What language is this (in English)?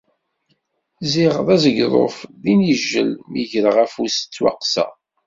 Kabyle